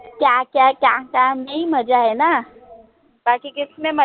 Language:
Marathi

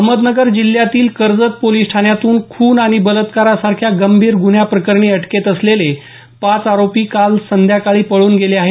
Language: Marathi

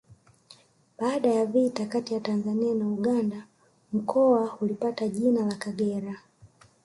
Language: Swahili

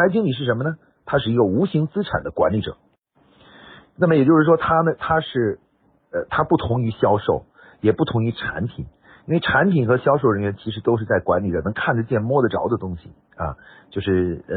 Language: Chinese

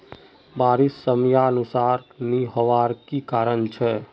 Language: Magahi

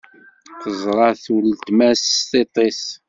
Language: Kabyle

